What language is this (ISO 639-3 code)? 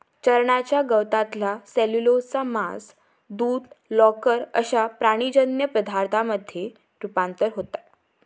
mar